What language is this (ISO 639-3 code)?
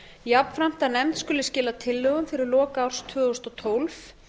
isl